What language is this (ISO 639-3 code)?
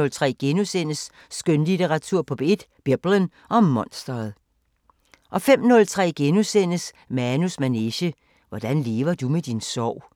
dan